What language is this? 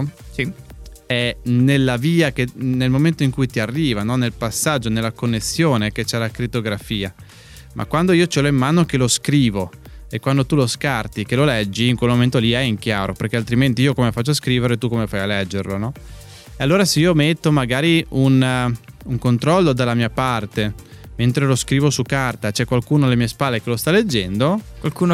Italian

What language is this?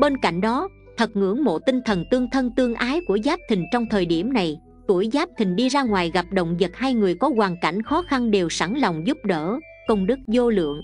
Vietnamese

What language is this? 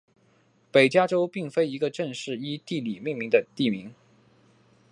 Chinese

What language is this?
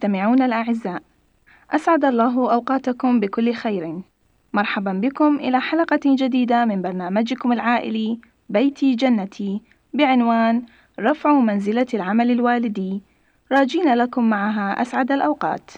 Arabic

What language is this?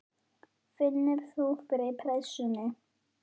Icelandic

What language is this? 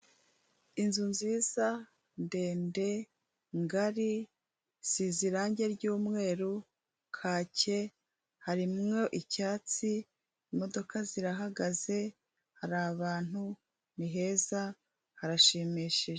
Kinyarwanda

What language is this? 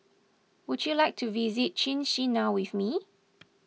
English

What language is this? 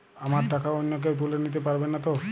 Bangla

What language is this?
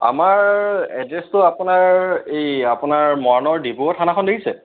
Assamese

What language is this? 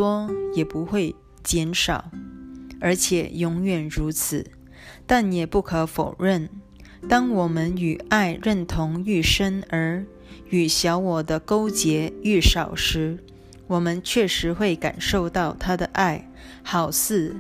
Chinese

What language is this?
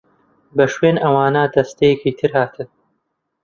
Central Kurdish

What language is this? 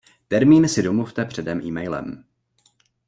Czech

